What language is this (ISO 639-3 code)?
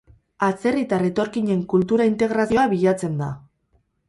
eus